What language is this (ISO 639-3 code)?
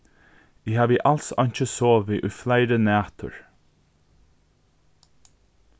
fao